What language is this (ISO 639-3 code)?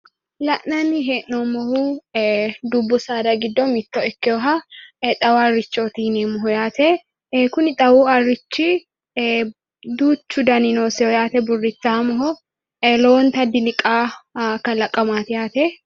sid